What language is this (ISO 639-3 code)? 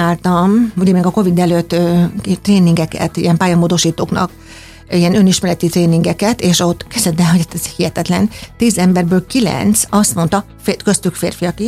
hun